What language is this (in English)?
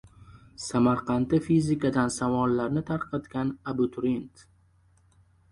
Uzbek